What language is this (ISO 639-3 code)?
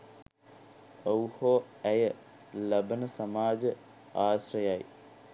sin